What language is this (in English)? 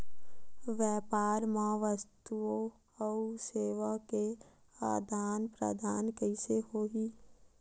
Chhattisgarhi